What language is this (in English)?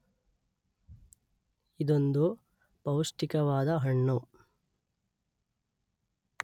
Kannada